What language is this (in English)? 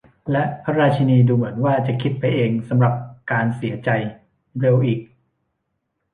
Thai